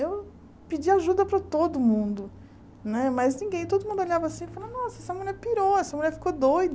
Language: Portuguese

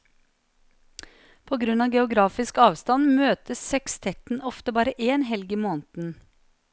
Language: Norwegian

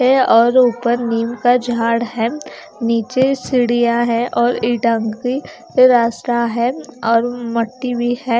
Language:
Hindi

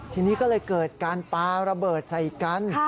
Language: Thai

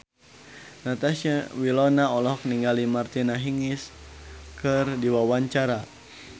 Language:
Sundanese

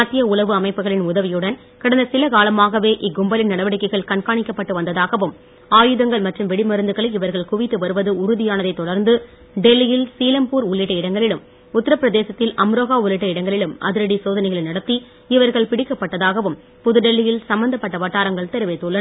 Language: Tamil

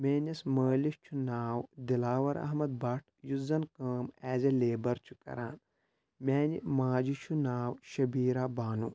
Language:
Kashmiri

